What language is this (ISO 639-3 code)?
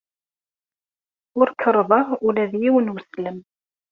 kab